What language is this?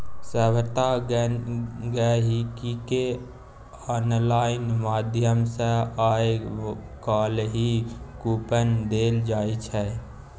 Maithili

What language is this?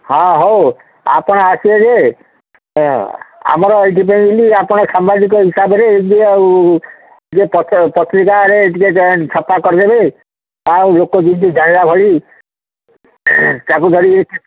Odia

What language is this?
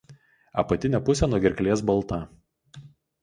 Lithuanian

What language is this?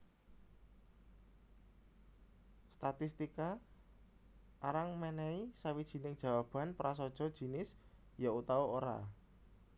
Javanese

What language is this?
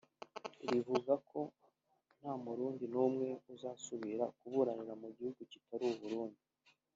Kinyarwanda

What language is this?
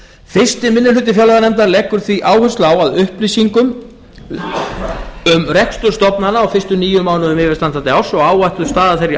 Icelandic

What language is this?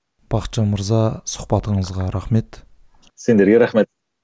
Kazakh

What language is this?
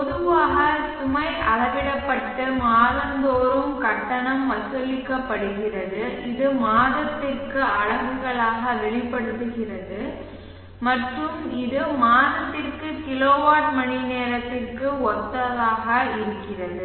Tamil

